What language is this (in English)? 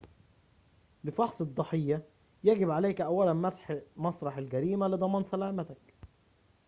Arabic